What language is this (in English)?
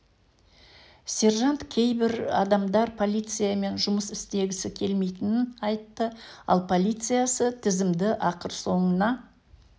Kazakh